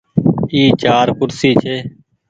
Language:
Goaria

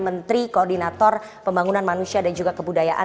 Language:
Indonesian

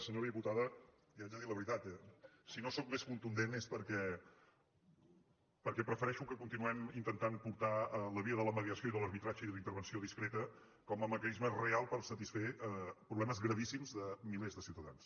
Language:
Catalan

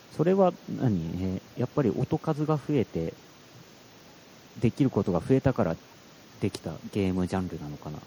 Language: Japanese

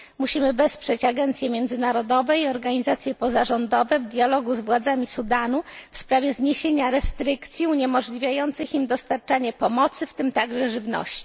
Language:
Polish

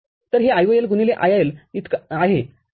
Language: Marathi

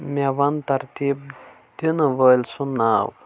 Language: Kashmiri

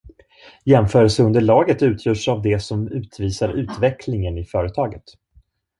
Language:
Swedish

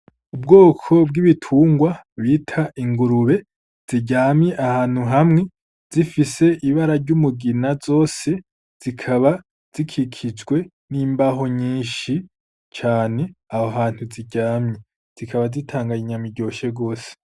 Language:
Rundi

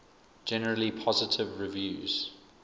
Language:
English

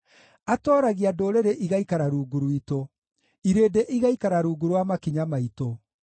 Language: Kikuyu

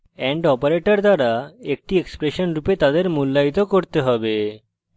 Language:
Bangla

